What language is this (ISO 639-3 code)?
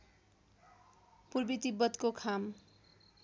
nep